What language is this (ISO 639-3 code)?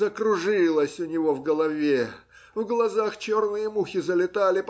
rus